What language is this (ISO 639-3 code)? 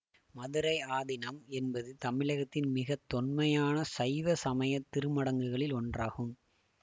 tam